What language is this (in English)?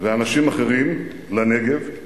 Hebrew